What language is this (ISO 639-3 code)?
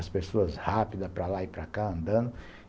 por